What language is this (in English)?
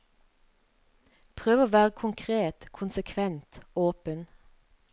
Norwegian